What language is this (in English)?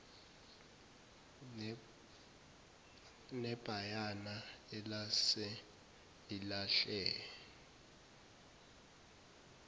Zulu